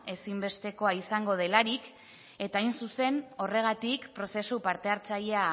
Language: Basque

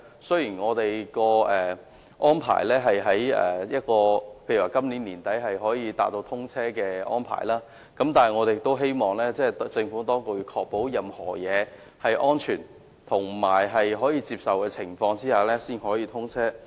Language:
Cantonese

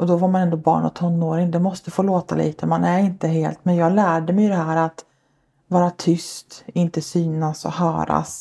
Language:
Swedish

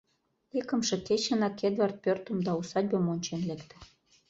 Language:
Mari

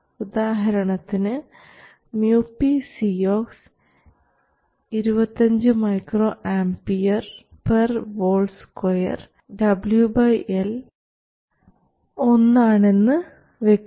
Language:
Malayalam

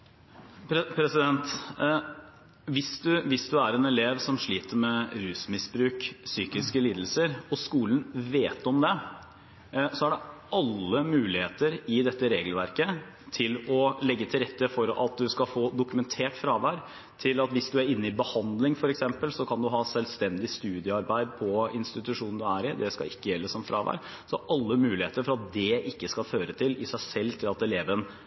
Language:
Norwegian Bokmål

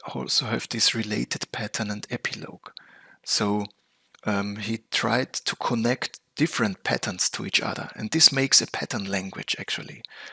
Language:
English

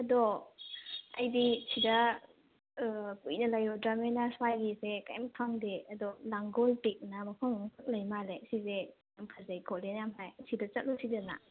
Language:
Manipuri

